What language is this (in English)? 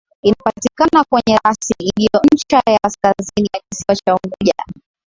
Swahili